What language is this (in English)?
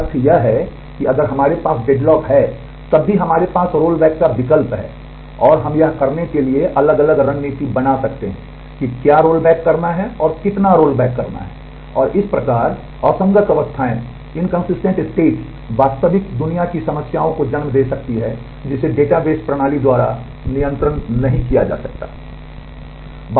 Hindi